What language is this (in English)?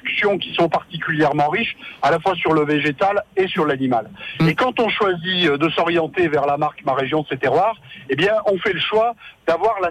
French